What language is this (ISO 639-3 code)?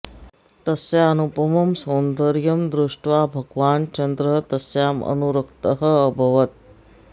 san